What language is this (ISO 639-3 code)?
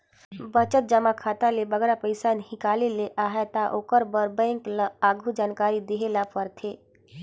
hne